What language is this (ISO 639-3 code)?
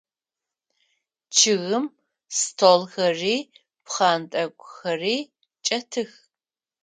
ady